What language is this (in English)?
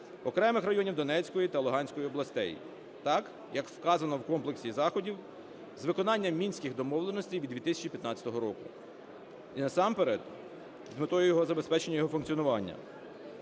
Ukrainian